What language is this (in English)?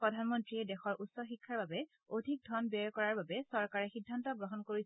Assamese